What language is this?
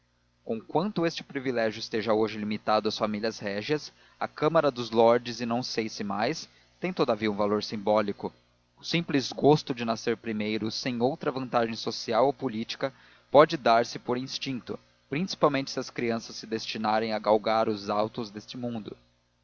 Portuguese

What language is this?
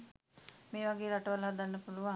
Sinhala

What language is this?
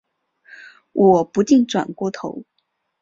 Chinese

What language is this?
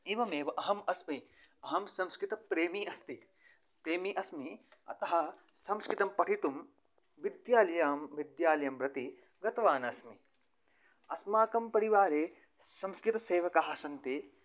Sanskrit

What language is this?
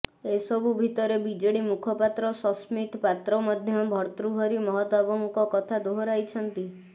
Odia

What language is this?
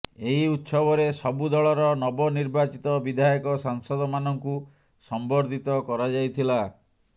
Odia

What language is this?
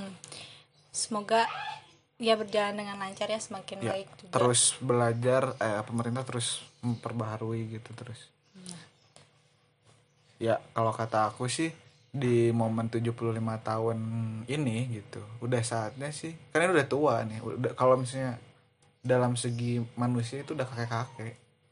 Indonesian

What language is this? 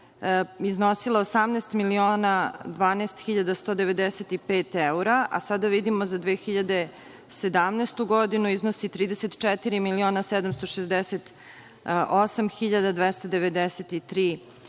Serbian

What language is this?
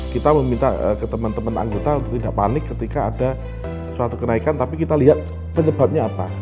Indonesian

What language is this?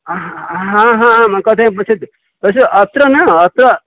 Sanskrit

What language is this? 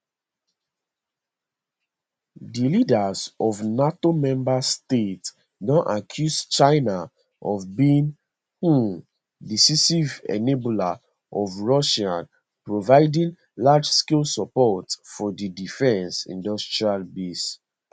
Nigerian Pidgin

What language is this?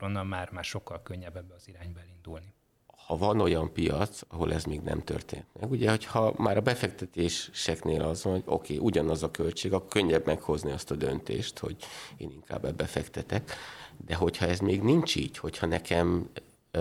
Hungarian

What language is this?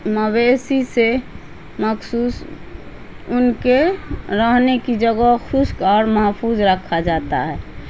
Urdu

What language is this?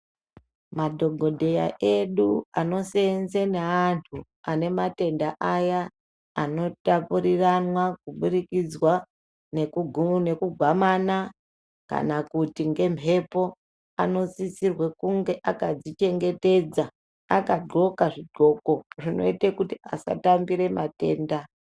Ndau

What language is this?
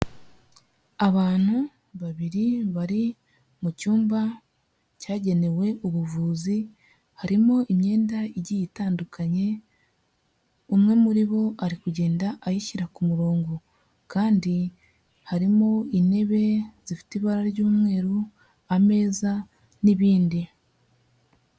Kinyarwanda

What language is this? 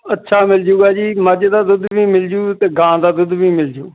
Punjabi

